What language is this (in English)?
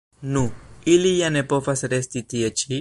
Esperanto